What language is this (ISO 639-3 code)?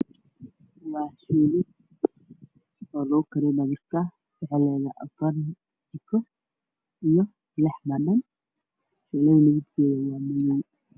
som